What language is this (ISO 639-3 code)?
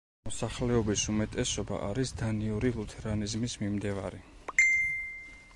kat